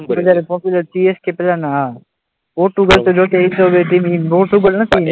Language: Gujarati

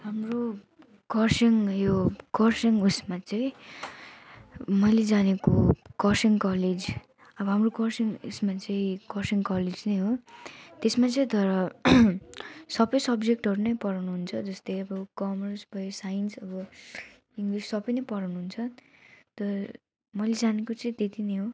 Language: Nepali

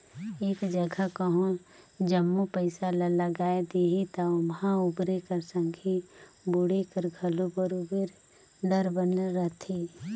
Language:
Chhattisgarhi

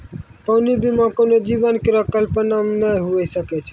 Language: Maithili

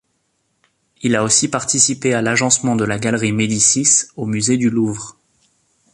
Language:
French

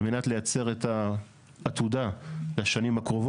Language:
Hebrew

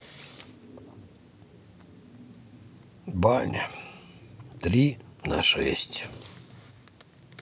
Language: Russian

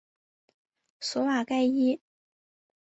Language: Chinese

